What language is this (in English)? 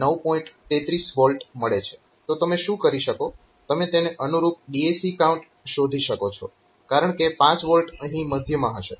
Gujarati